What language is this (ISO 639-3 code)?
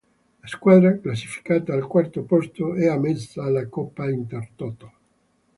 ita